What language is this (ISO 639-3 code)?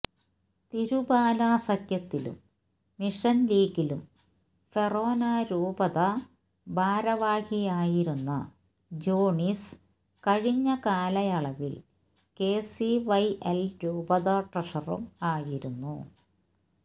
mal